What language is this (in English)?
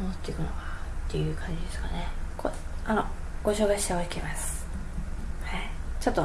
Japanese